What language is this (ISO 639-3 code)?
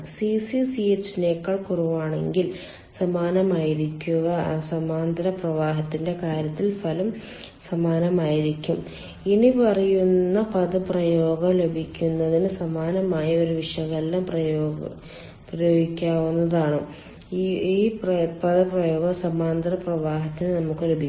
mal